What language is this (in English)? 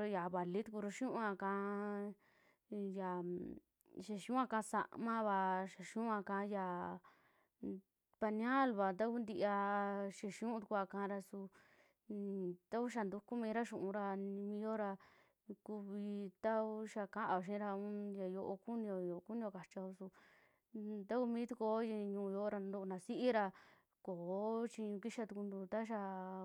Western Juxtlahuaca Mixtec